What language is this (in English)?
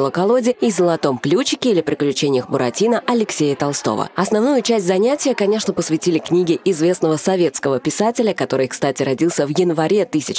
Russian